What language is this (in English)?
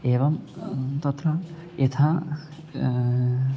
Sanskrit